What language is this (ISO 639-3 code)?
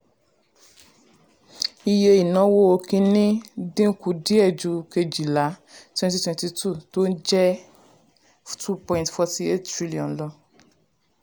yor